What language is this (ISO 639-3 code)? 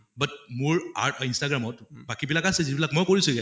asm